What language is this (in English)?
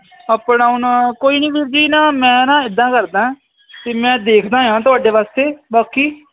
Punjabi